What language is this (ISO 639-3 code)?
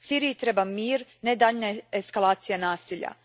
hrv